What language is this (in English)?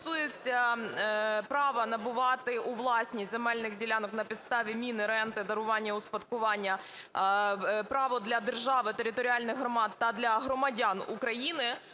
Ukrainian